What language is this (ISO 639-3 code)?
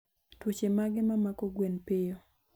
luo